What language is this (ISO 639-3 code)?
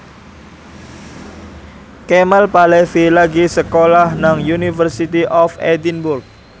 jav